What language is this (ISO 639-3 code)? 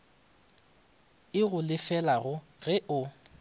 nso